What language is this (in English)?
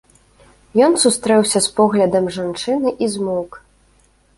Belarusian